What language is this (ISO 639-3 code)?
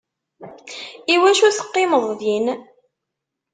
kab